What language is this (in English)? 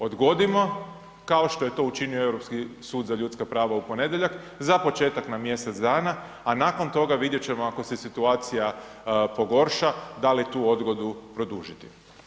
Croatian